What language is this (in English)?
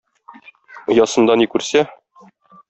Tatar